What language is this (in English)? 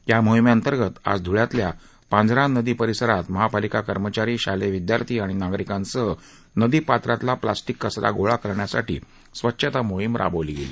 Marathi